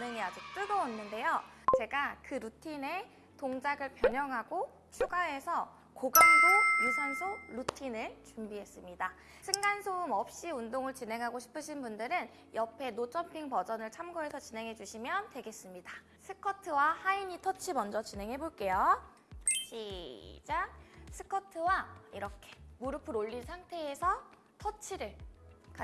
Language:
Korean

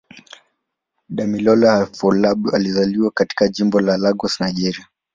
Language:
Swahili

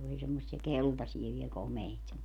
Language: Finnish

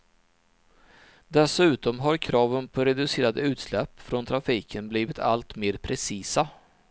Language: Swedish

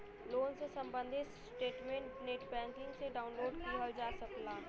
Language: Bhojpuri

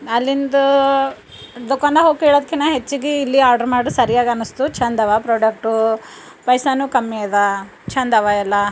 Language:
Kannada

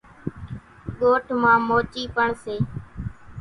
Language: Kachi Koli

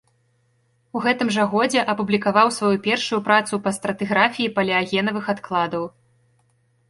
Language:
Belarusian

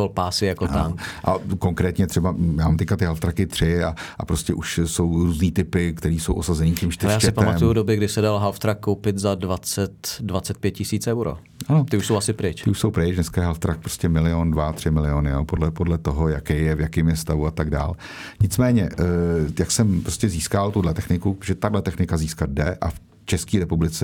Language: Czech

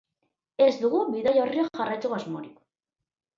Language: Basque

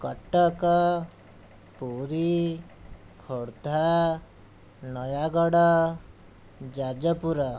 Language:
Odia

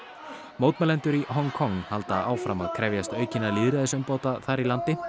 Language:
Icelandic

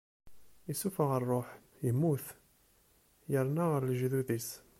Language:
Kabyle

